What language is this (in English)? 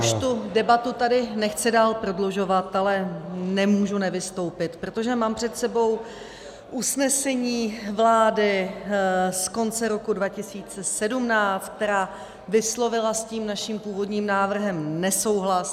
Czech